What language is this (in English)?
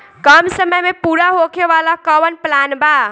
Bhojpuri